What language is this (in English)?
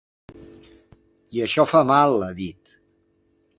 Catalan